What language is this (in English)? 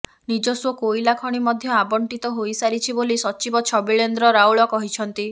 Odia